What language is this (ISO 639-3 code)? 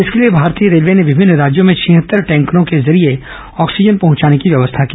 hin